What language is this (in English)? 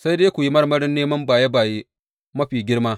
Hausa